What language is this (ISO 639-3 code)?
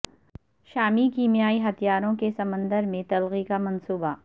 urd